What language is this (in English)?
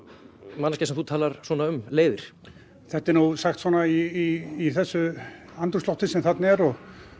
Icelandic